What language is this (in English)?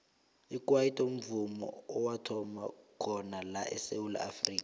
South Ndebele